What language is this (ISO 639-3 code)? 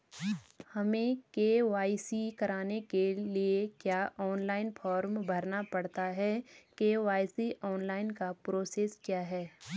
hin